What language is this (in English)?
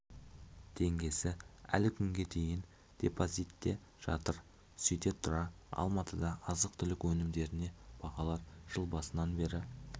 Kazakh